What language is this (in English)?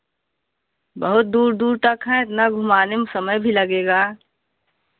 Hindi